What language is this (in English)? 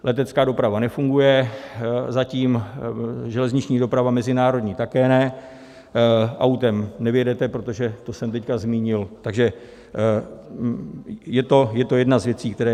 Czech